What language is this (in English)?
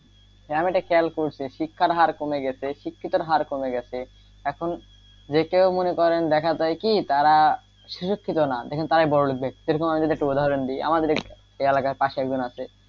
Bangla